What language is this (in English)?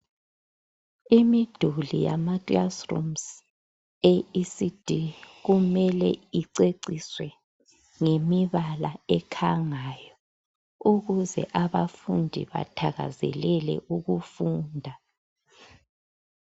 North Ndebele